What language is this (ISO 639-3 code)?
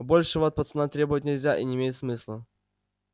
rus